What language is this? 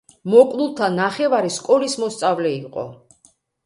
Georgian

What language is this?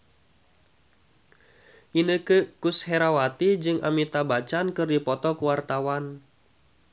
Sundanese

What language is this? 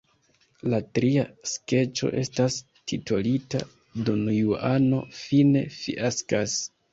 Esperanto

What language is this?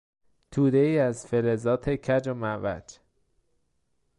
Persian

